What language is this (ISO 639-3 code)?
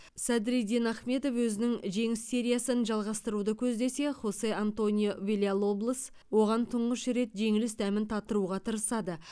kaz